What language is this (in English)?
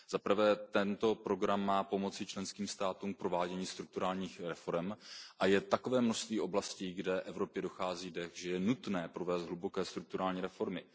Czech